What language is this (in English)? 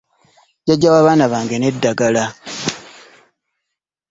Ganda